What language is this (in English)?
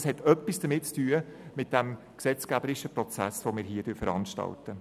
Swiss German